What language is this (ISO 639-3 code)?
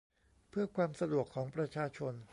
tha